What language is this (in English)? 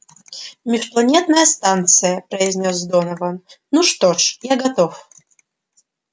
Russian